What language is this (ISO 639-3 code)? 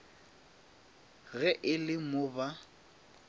nso